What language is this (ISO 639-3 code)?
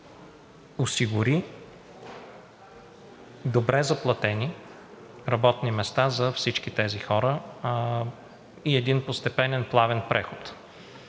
bul